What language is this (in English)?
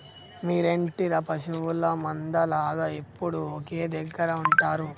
Telugu